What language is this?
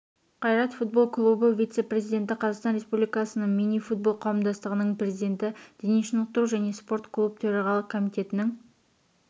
Kazakh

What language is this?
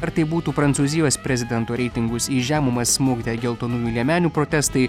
Lithuanian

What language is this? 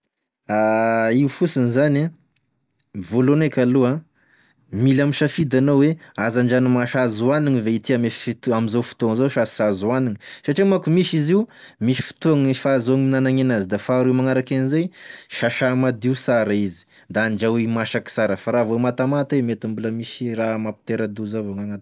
Tesaka Malagasy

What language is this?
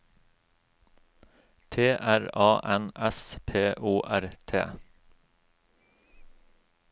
Norwegian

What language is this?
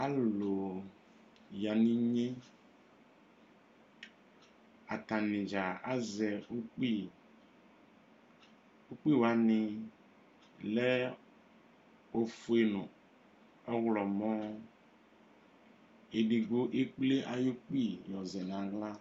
Ikposo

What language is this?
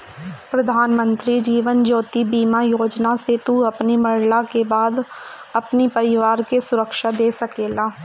Bhojpuri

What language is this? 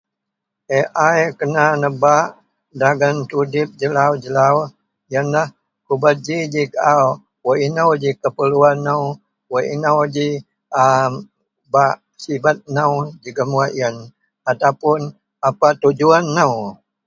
Central Melanau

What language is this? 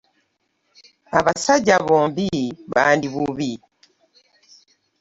Ganda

